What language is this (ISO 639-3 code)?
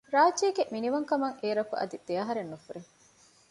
div